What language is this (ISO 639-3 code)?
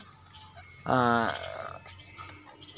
sat